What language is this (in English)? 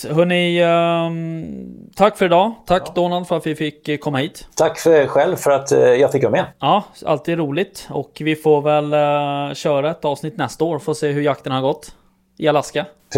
Swedish